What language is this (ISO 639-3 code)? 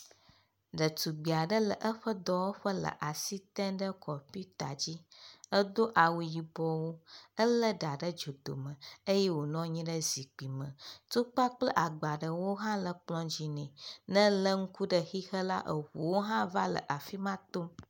ewe